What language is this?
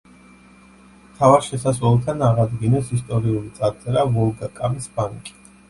Georgian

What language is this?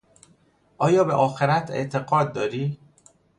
Persian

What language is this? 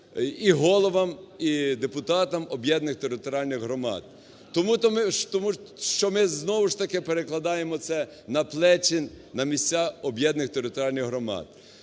Ukrainian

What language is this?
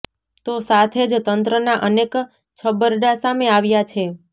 Gujarati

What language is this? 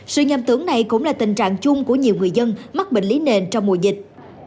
Vietnamese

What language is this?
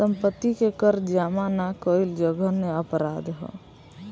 Bhojpuri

